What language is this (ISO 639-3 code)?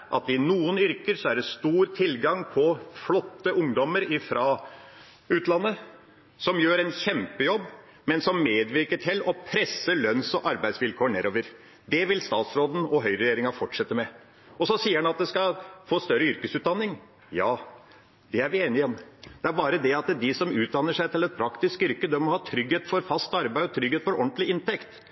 nob